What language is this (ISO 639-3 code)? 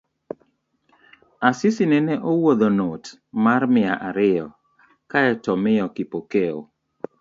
luo